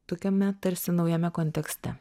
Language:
Lithuanian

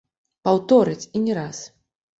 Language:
Belarusian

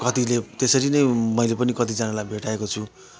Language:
Nepali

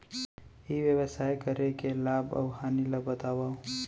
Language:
Chhattisgarhi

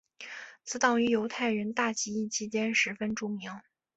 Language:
Chinese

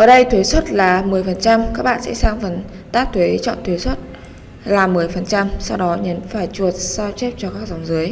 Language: Vietnamese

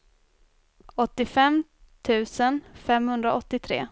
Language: Swedish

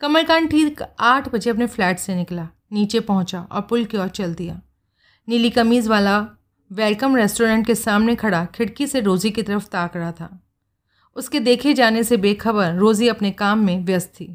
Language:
Hindi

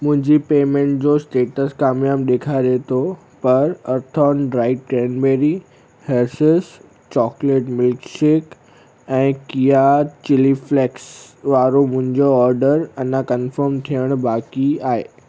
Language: Sindhi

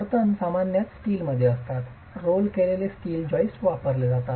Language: Marathi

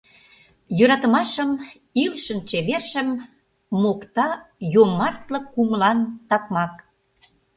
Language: Mari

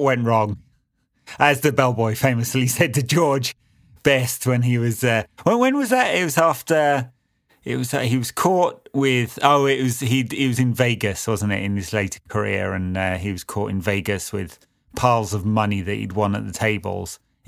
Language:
English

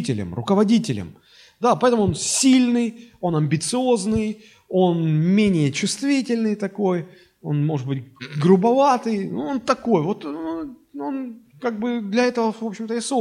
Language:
Russian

